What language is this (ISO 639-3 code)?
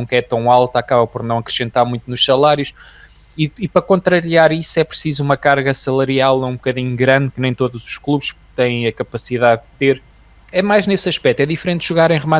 por